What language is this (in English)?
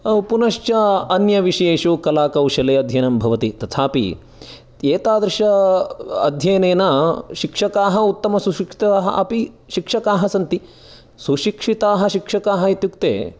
Sanskrit